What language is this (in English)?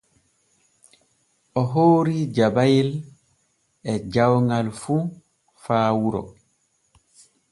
Borgu Fulfulde